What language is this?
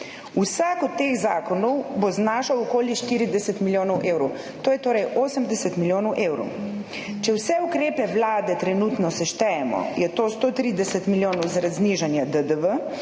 Slovenian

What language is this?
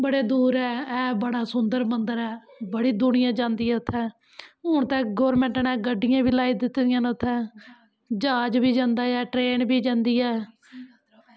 Dogri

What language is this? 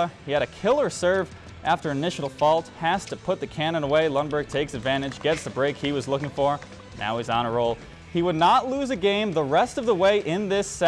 English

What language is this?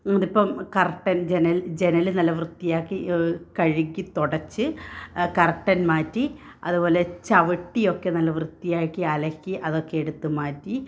Malayalam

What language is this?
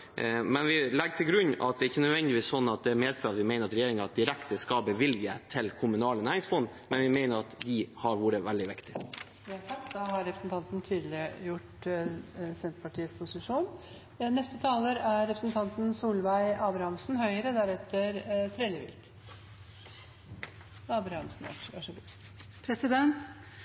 Norwegian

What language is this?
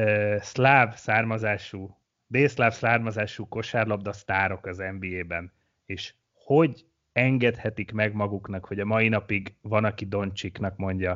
Hungarian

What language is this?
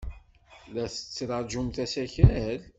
Kabyle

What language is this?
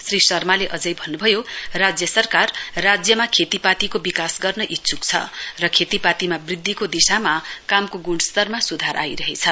Nepali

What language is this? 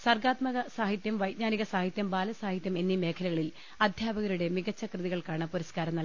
Malayalam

